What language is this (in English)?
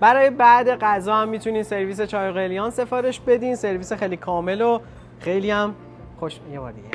Persian